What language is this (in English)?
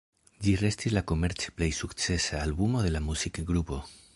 Esperanto